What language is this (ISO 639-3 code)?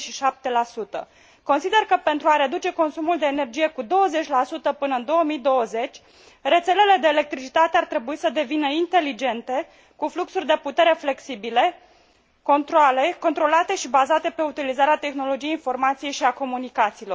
ron